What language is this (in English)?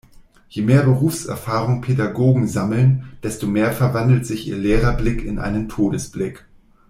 German